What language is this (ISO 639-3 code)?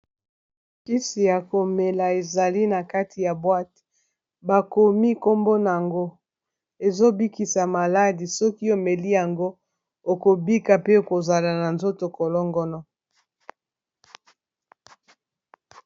lin